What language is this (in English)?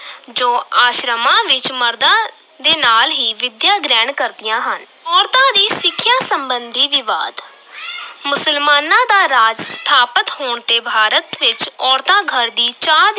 Punjabi